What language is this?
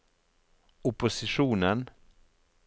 Norwegian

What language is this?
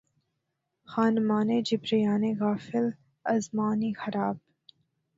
Urdu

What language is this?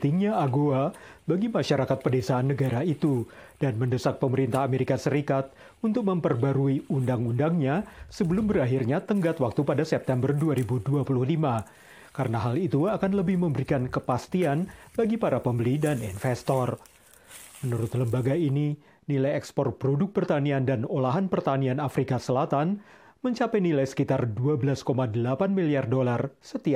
Indonesian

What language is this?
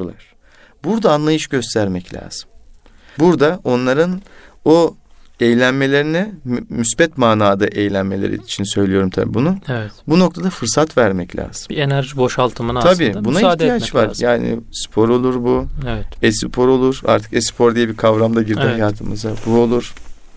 Turkish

